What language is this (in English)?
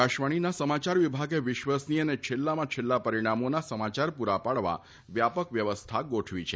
Gujarati